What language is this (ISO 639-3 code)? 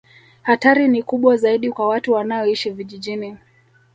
swa